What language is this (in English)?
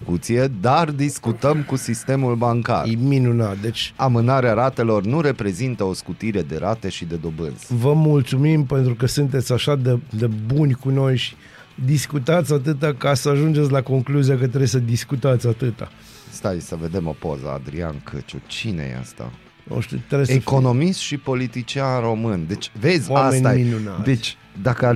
Romanian